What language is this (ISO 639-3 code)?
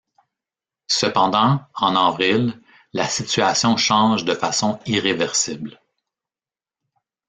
fra